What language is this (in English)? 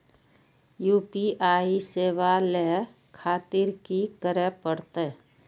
Maithili